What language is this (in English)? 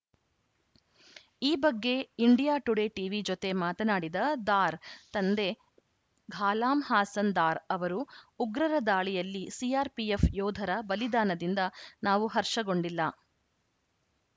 Kannada